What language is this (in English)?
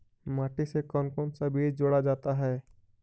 Magahi